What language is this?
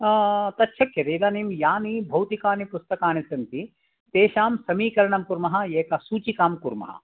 Sanskrit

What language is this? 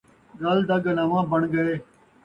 Saraiki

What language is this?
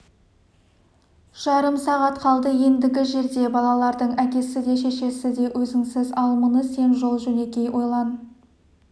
Kazakh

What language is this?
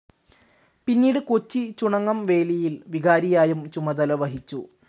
Malayalam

